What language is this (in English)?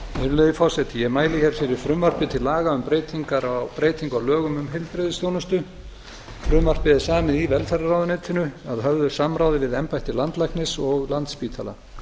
Icelandic